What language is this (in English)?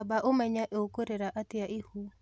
Kikuyu